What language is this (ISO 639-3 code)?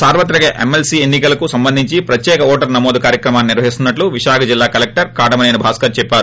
tel